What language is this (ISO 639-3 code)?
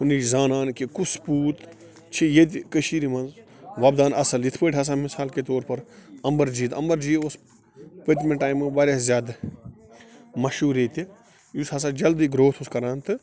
kas